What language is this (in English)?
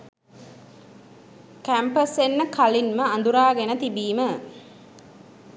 Sinhala